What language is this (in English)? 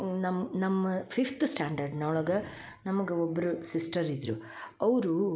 Kannada